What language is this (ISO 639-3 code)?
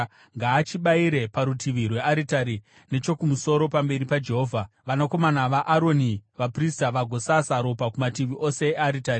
sna